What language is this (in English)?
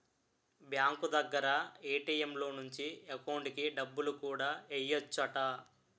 Telugu